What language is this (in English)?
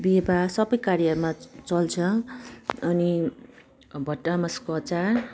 Nepali